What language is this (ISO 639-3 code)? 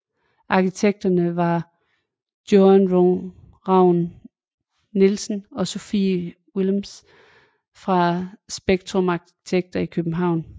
dan